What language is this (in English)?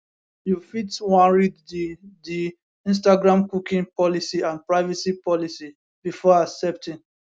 Nigerian Pidgin